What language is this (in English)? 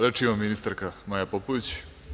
Serbian